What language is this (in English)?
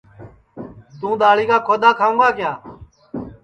Sansi